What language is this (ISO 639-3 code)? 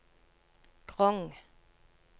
nor